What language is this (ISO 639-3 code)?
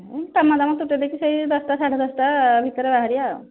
ori